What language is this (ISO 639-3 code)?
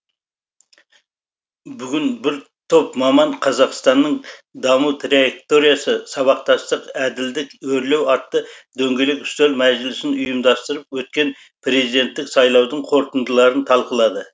kaz